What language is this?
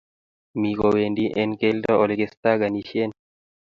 Kalenjin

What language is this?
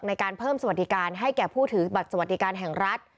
Thai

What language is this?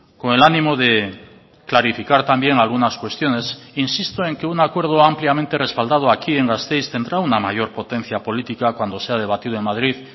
Spanish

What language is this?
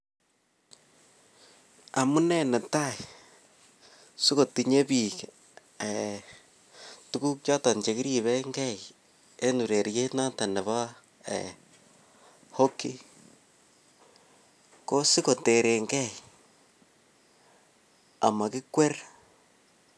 Kalenjin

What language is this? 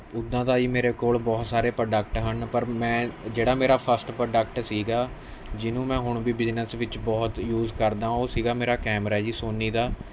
Punjabi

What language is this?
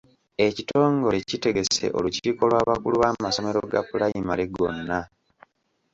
Ganda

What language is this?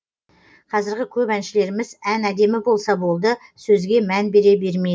Kazakh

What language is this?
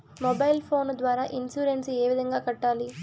Telugu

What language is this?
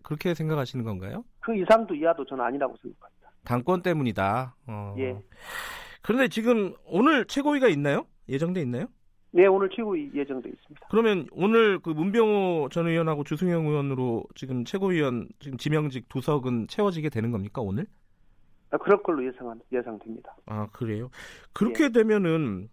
Korean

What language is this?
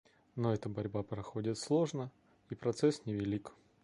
Russian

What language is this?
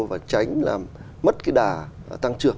Vietnamese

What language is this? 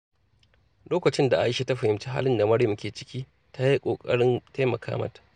Hausa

